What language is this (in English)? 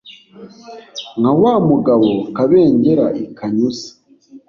Kinyarwanda